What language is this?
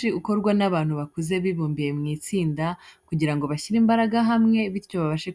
Kinyarwanda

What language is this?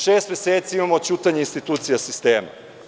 Serbian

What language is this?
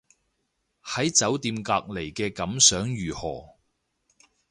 Cantonese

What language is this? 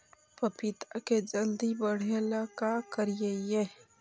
Magahi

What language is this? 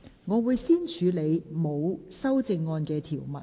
Cantonese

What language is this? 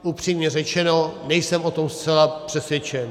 Czech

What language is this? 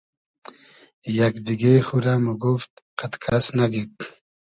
Hazaragi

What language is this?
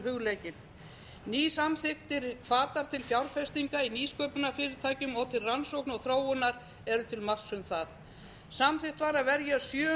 Icelandic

